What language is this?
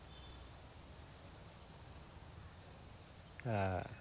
Bangla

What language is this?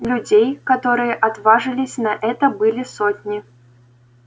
Russian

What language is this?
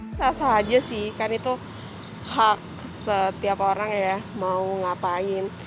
Indonesian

